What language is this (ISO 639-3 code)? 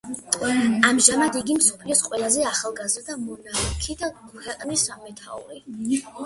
kat